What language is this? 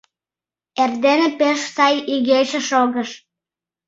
Mari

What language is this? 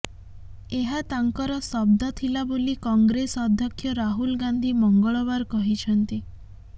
Odia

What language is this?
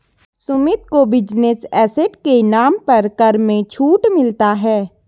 Hindi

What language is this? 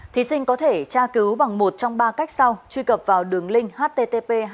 Vietnamese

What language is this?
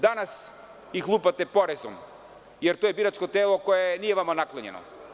Serbian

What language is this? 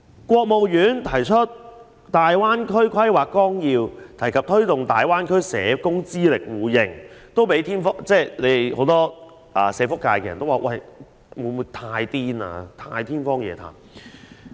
Cantonese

